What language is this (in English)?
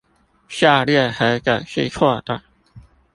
Chinese